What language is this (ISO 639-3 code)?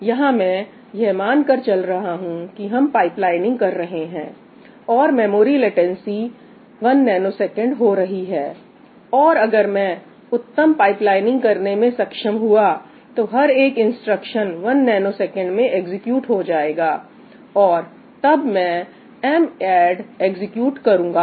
hin